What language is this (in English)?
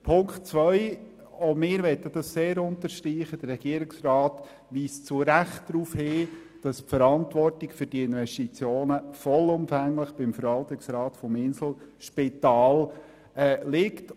Swiss German